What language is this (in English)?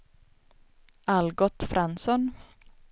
Swedish